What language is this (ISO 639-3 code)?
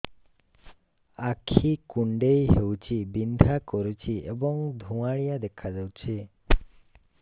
ori